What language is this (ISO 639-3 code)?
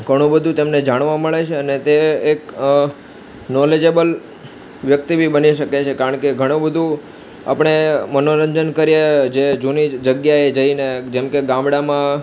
guj